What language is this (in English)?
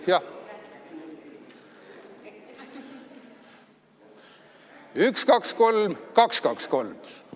Estonian